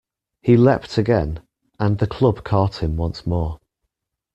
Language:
English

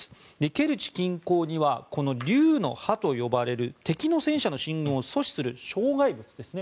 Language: Japanese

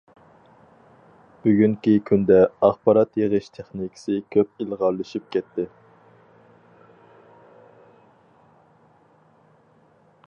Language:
Uyghur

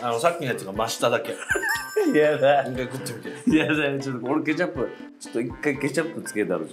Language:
Japanese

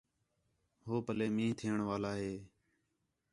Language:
Khetrani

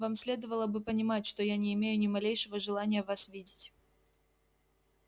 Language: Russian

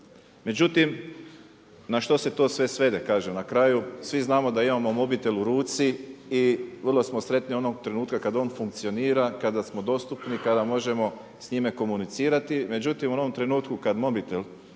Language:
Croatian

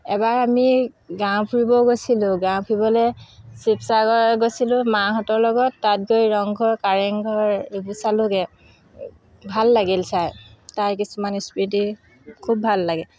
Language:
Assamese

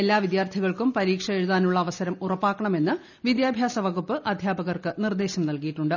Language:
Malayalam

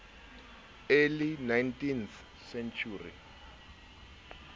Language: Southern Sotho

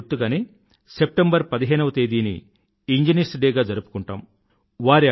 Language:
Telugu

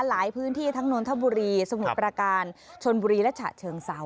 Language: Thai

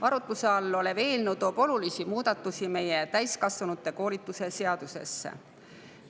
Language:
Estonian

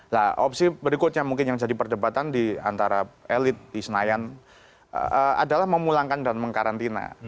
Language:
Indonesian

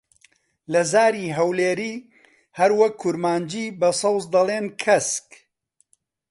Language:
Central Kurdish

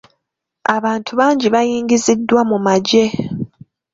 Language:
Ganda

